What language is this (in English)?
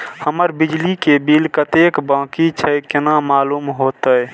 Maithili